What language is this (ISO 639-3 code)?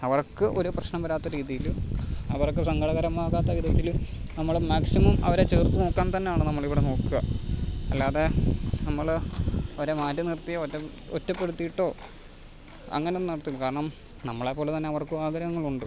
mal